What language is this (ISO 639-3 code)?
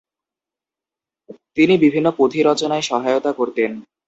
ben